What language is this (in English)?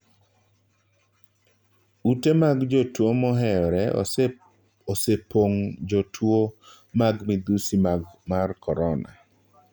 Luo (Kenya and Tanzania)